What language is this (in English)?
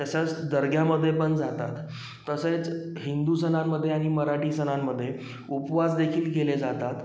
Marathi